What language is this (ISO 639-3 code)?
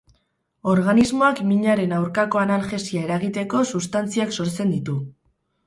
eus